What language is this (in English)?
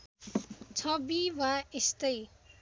Nepali